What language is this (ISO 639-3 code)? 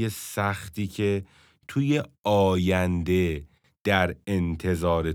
fas